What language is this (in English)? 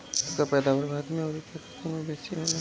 Bhojpuri